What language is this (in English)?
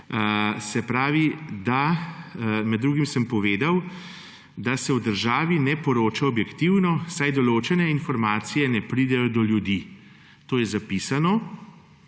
Slovenian